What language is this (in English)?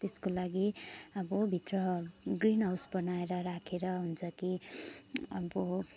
Nepali